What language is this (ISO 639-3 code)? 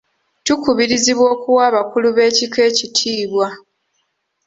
lug